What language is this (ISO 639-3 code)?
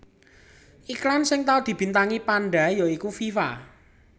jav